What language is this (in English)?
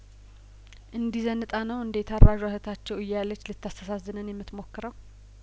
Amharic